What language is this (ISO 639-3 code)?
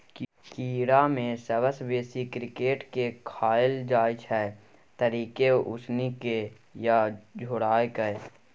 mai